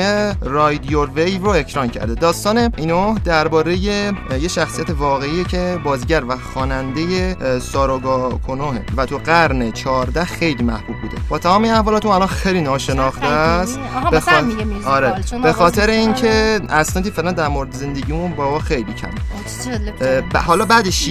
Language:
Persian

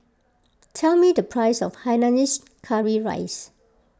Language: English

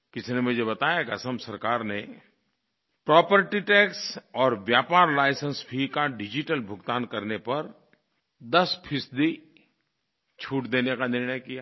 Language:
Hindi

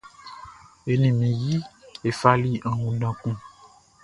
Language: Baoulé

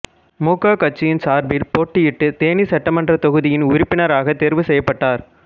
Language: Tamil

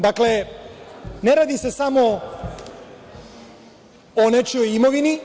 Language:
Serbian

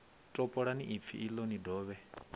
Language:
Venda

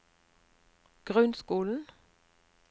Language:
Norwegian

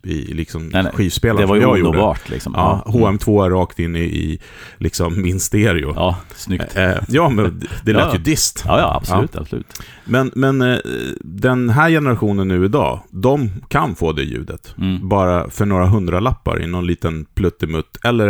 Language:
Swedish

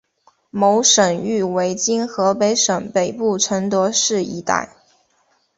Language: Chinese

